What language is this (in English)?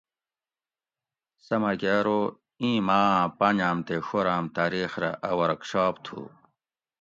Gawri